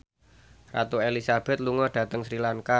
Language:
Javanese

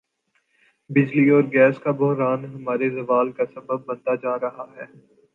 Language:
Urdu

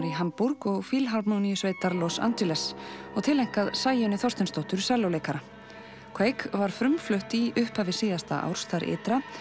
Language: Icelandic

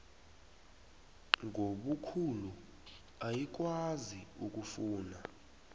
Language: South Ndebele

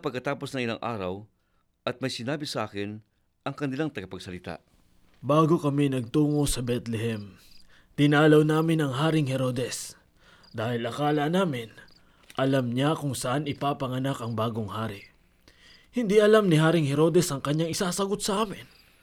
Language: Filipino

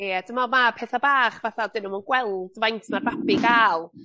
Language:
Welsh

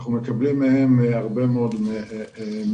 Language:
Hebrew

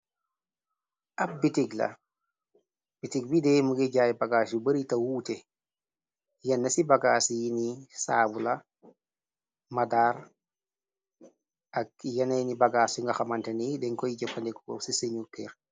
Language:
Wolof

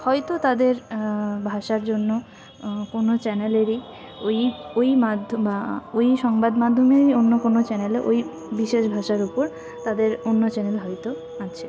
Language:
Bangla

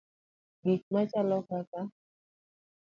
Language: Luo (Kenya and Tanzania)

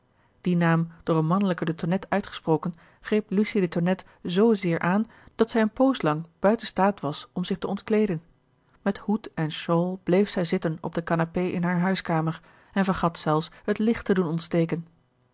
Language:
Dutch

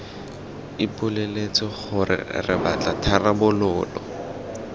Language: Tswana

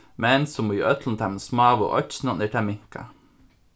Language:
Faroese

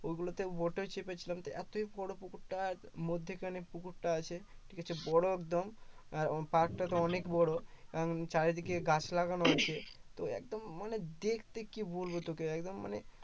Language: Bangla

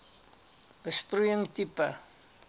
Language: Afrikaans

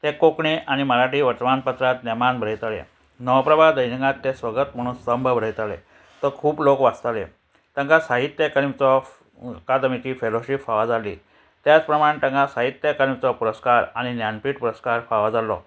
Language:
Konkani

